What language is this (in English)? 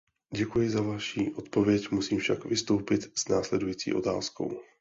Czech